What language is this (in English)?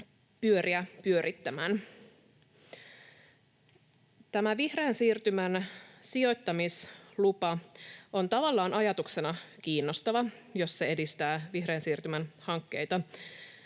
Finnish